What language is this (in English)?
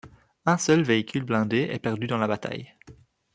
French